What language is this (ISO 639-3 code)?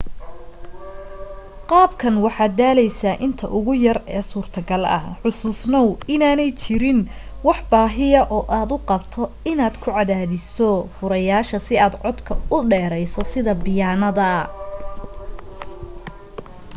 som